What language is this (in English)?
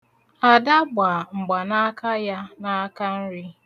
Igbo